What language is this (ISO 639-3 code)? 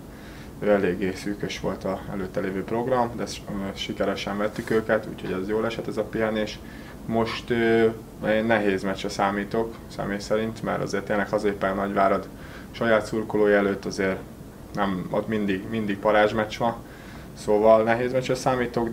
hun